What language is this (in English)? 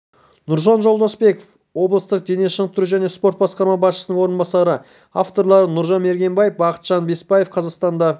Kazakh